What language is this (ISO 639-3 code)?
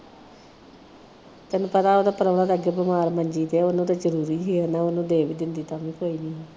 pan